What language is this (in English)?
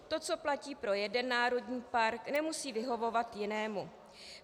Czech